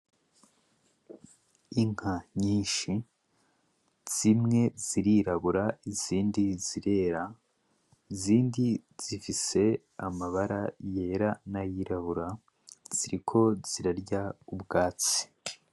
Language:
Rundi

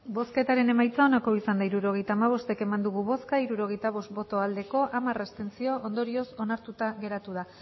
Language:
Basque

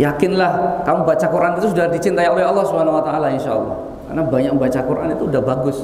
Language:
Indonesian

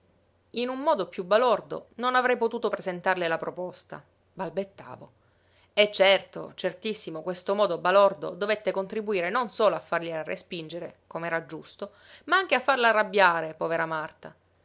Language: Italian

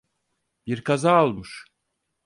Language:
Turkish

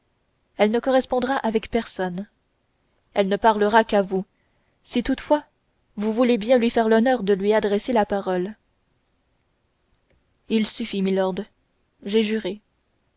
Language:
French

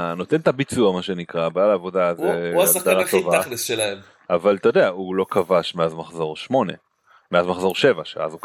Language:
Hebrew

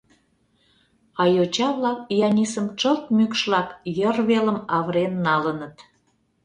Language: Mari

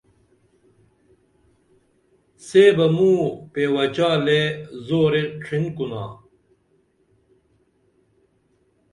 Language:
Dameli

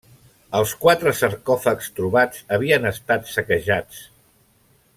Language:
Catalan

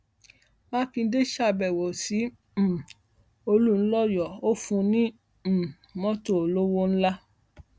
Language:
Yoruba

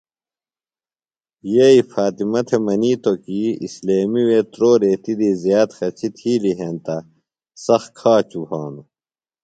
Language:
Phalura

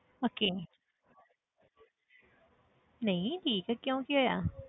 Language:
Punjabi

